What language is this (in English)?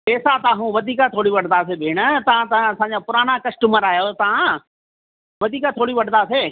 Sindhi